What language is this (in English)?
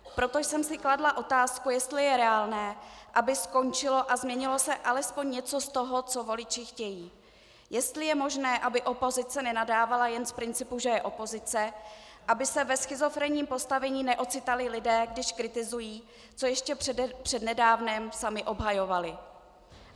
Czech